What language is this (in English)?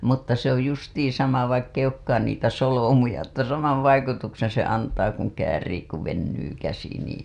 Finnish